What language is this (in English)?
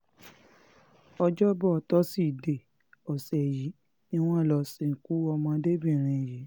Yoruba